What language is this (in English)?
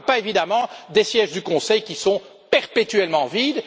French